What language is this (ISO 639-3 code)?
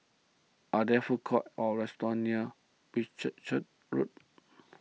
eng